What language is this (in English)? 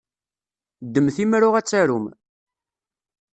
Kabyle